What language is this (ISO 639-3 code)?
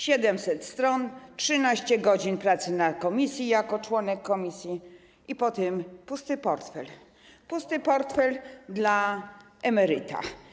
pol